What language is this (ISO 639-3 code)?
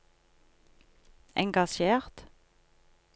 nor